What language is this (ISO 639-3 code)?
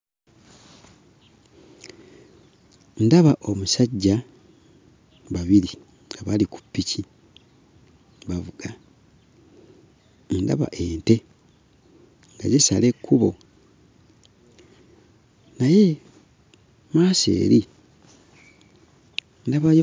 lug